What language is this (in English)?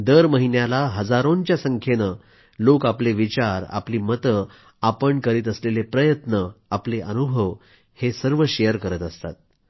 Marathi